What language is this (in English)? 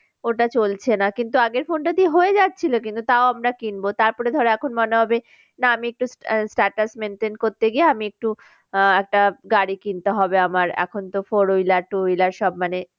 Bangla